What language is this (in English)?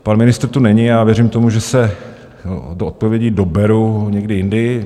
Czech